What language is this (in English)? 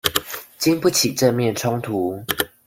Chinese